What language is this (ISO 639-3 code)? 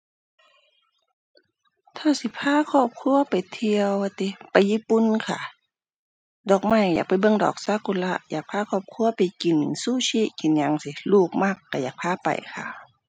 tha